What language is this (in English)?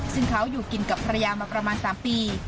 Thai